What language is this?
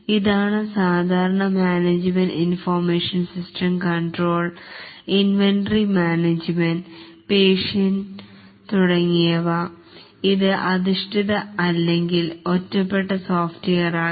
Malayalam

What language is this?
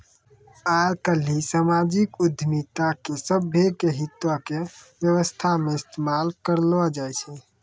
Maithili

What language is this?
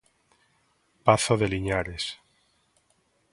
Galician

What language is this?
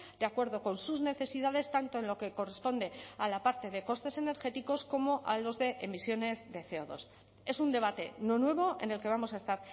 Spanish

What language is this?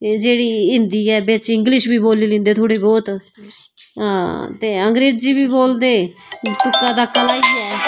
Dogri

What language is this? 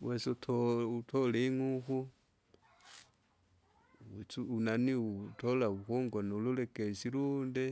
Kinga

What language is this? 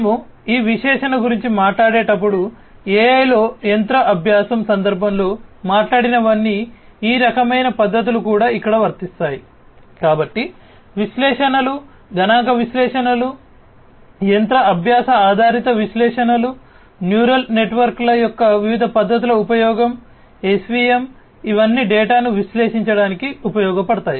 Telugu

